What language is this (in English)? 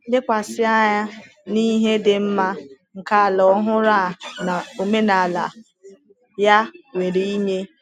Igbo